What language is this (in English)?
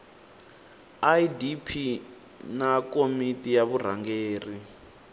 Tsonga